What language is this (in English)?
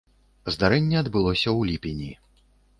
Belarusian